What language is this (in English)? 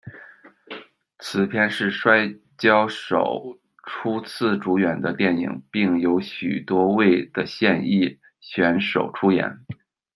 Chinese